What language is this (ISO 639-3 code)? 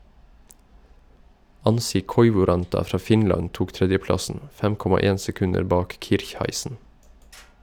nor